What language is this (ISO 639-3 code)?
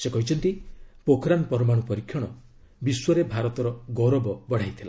ori